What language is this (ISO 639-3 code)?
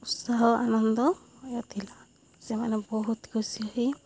ori